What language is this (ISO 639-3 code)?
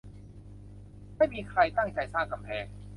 tha